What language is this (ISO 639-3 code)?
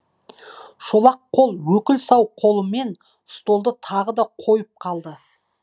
kaz